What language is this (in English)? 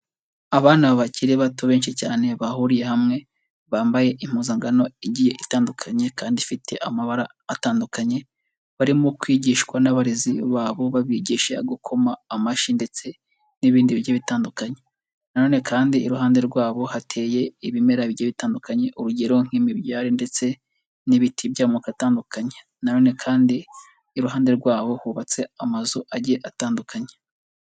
Kinyarwanda